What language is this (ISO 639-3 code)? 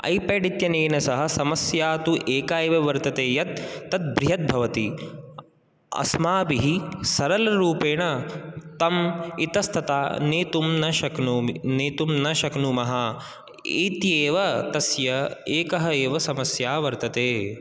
san